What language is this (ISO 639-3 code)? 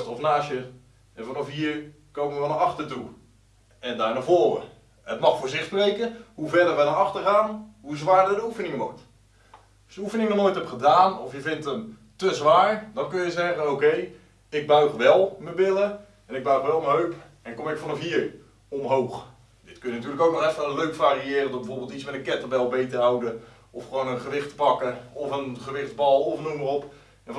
nld